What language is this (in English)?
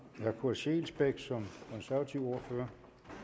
Danish